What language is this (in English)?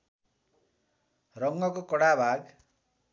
Nepali